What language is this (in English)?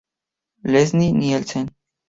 Spanish